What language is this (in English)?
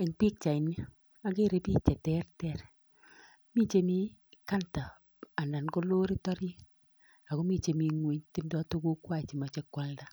Kalenjin